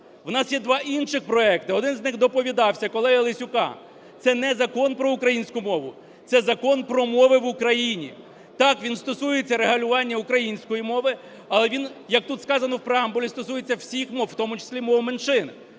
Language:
Ukrainian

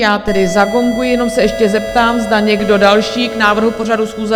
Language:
Czech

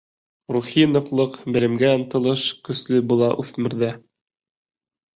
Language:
Bashkir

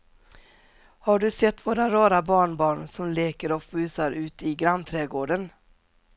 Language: Swedish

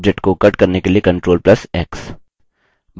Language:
Hindi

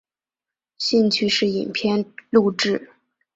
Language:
Chinese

